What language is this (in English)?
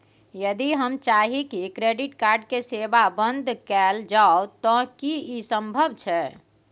Maithili